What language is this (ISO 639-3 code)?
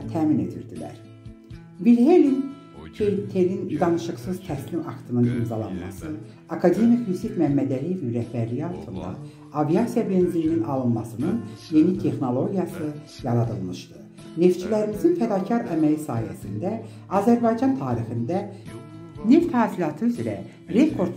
tur